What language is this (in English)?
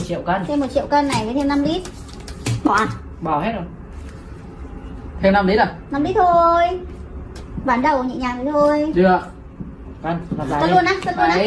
Vietnamese